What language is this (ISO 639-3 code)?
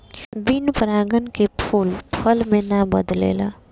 bho